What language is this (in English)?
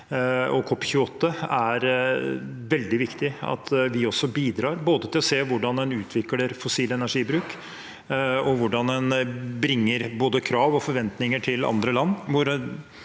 Norwegian